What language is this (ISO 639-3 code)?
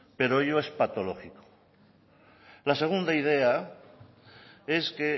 spa